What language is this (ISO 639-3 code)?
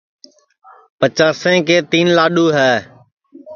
ssi